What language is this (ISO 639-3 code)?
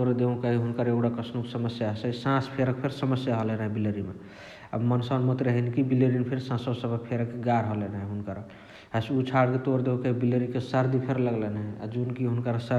the